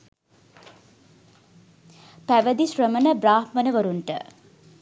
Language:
Sinhala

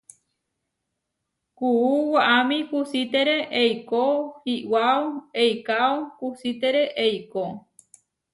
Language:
Huarijio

